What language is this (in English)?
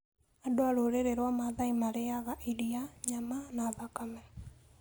Kikuyu